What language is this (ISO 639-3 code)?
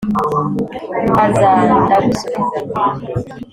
kin